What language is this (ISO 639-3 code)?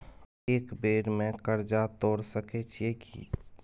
mai